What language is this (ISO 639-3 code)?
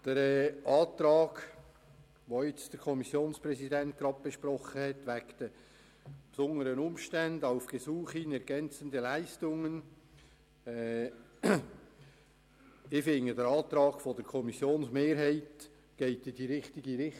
gsw